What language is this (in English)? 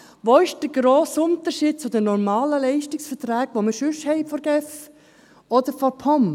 Swiss German